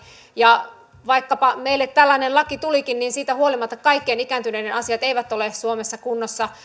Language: Finnish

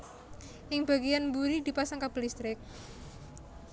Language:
Javanese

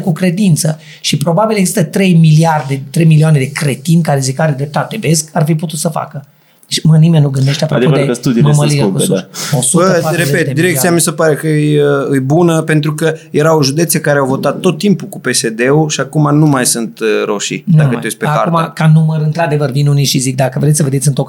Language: Romanian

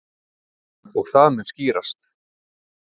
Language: Icelandic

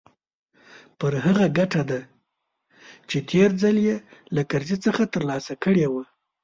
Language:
Pashto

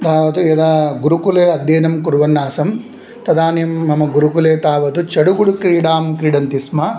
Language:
Sanskrit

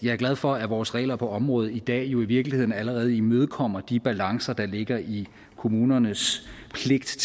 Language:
Danish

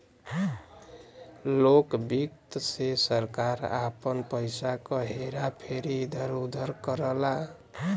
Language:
Bhojpuri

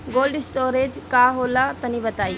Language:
Bhojpuri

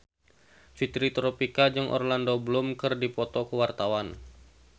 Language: Sundanese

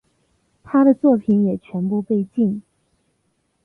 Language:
Chinese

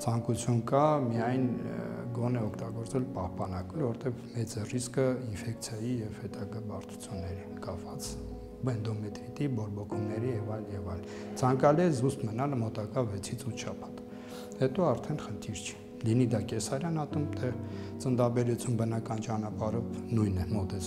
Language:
Romanian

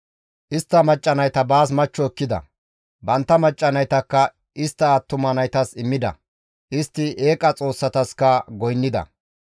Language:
Gamo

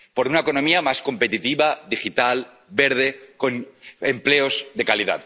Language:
Spanish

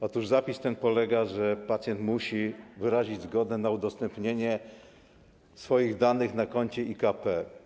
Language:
Polish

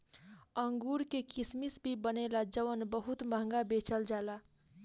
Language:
Bhojpuri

